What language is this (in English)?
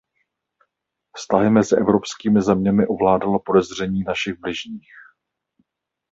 Czech